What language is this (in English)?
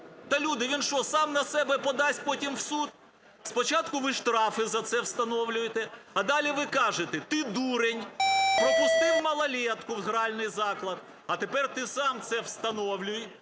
Ukrainian